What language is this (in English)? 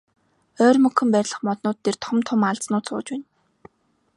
Mongolian